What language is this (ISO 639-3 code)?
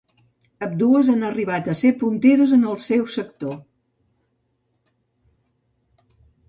cat